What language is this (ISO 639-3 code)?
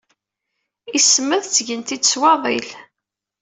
kab